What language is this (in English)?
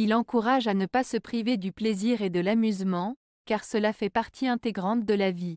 French